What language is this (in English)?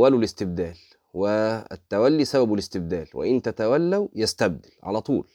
Arabic